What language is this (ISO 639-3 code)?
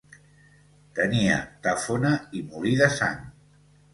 cat